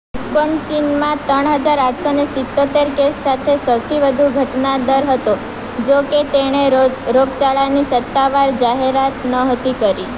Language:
Gujarati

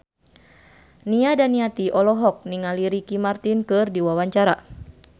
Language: Sundanese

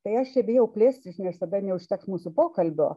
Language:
Lithuanian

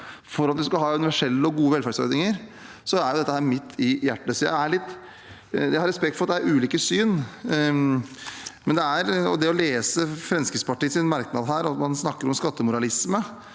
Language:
Norwegian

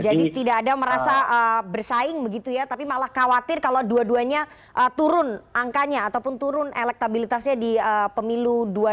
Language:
Indonesian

